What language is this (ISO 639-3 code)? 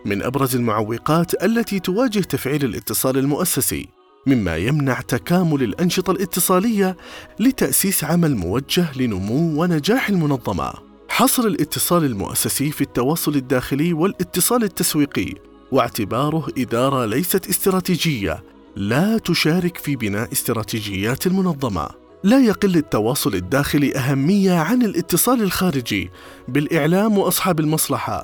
ara